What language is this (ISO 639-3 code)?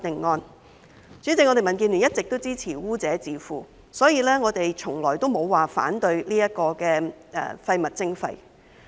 yue